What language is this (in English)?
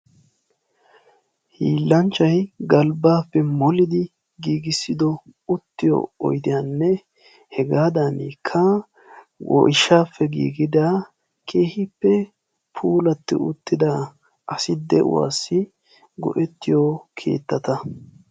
Wolaytta